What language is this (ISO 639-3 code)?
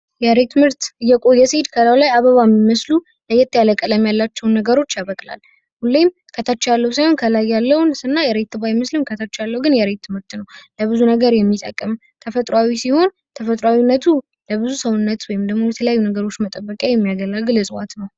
amh